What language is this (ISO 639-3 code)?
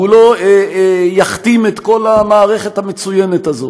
heb